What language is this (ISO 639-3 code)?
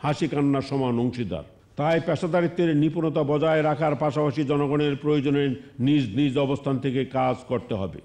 hin